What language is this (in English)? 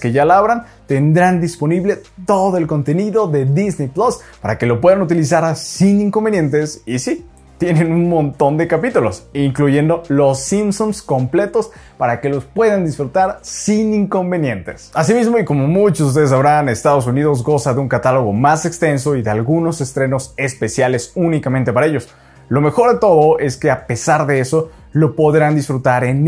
Spanish